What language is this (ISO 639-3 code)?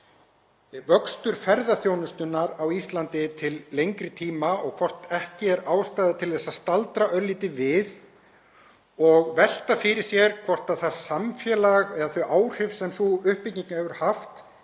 isl